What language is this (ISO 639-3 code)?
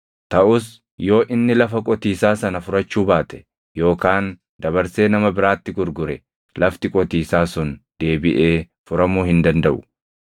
orm